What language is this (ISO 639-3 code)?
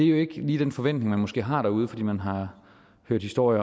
dan